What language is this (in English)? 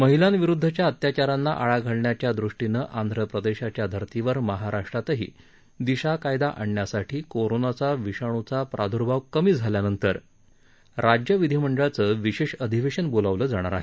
Marathi